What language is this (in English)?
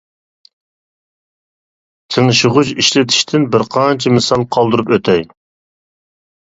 Uyghur